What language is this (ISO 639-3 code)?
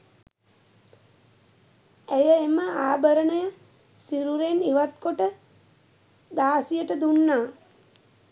sin